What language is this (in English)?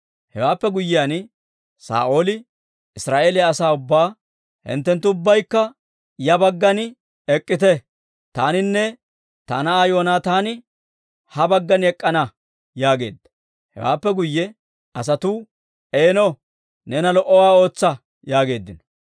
Dawro